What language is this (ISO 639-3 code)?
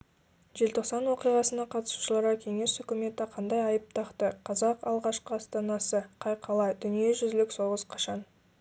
kaz